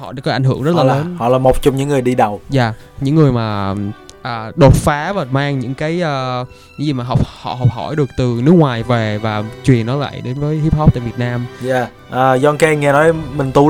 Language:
Vietnamese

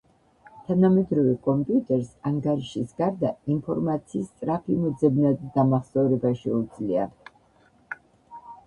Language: Georgian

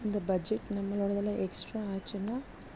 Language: Tamil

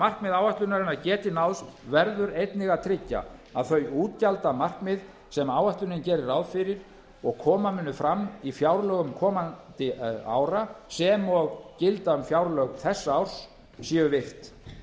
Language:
Icelandic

